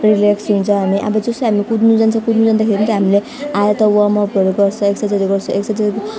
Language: Nepali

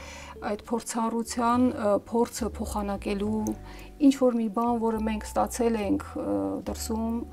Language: Romanian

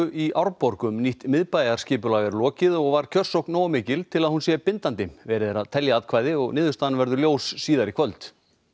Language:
Icelandic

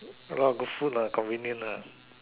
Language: English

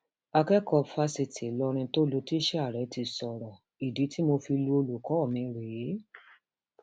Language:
Yoruba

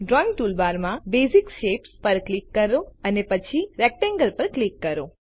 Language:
Gujarati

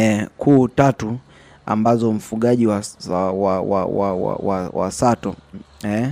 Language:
Swahili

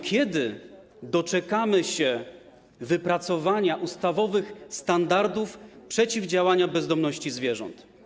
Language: Polish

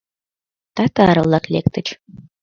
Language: Mari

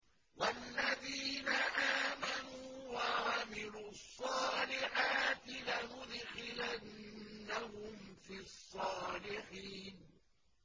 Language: Arabic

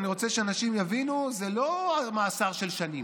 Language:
Hebrew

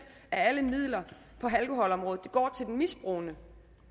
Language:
Danish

